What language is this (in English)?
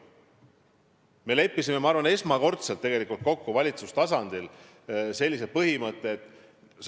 Estonian